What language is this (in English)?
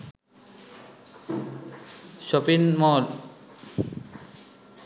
Sinhala